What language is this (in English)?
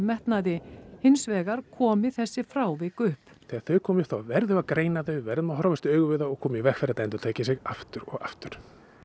Icelandic